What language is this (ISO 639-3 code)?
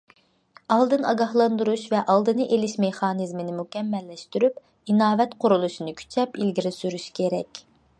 uig